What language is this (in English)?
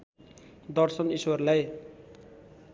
Nepali